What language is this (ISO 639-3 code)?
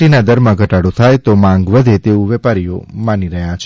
guj